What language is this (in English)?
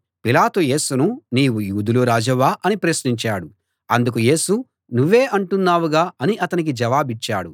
Telugu